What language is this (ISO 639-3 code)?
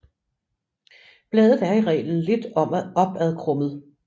dan